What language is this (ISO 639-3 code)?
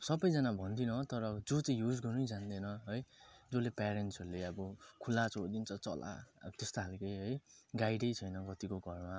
nep